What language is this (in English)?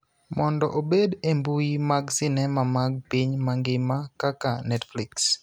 Luo (Kenya and Tanzania)